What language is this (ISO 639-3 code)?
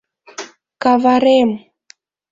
chm